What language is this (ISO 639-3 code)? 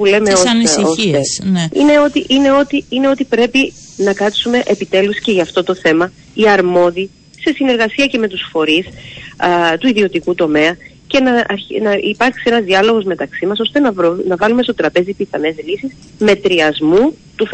ell